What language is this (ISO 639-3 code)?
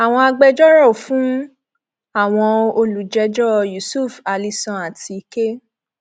yor